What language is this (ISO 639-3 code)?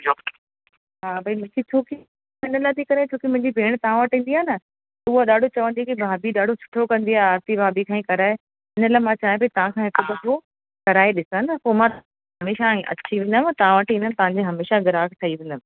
snd